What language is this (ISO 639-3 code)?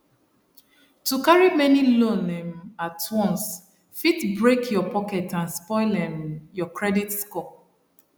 pcm